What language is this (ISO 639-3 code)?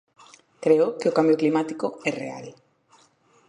glg